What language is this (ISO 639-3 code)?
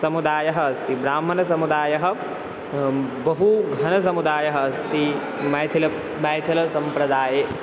san